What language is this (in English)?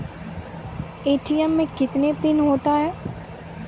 Maithili